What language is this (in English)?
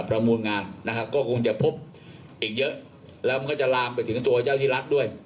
Thai